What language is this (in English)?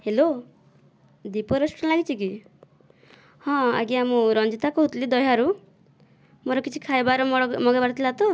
Odia